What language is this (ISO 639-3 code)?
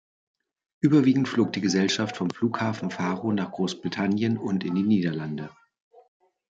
deu